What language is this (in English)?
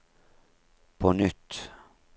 Norwegian